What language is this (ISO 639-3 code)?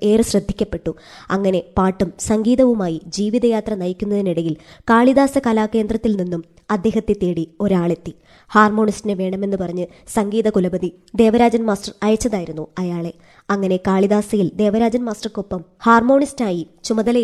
mal